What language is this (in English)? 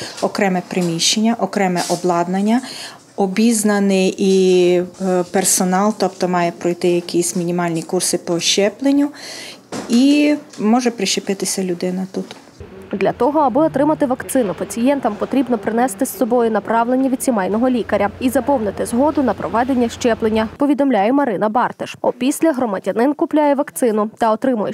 Ukrainian